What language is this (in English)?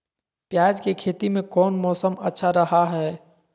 Magahi